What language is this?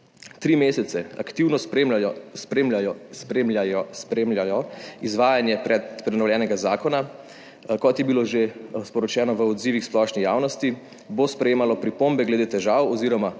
Slovenian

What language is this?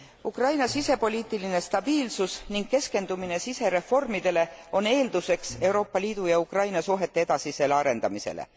Estonian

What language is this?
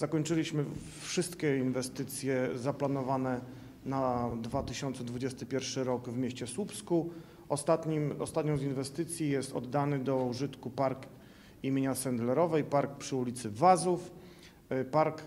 Polish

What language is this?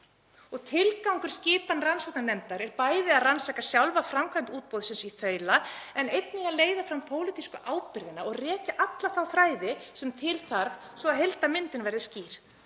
Icelandic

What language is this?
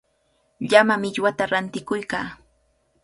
Cajatambo North Lima Quechua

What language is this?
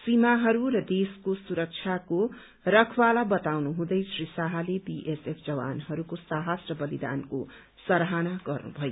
Nepali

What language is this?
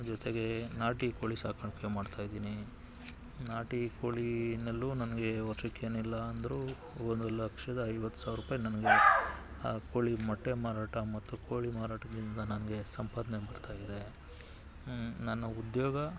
Kannada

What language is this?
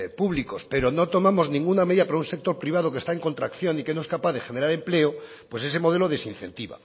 Spanish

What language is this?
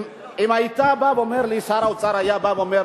Hebrew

